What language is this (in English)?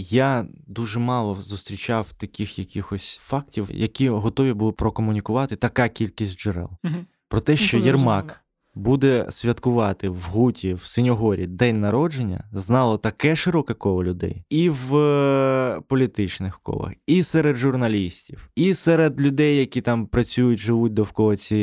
Ukrainian